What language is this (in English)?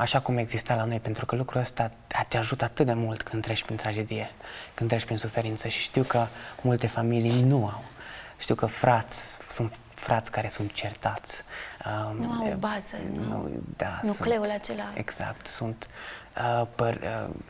Romanian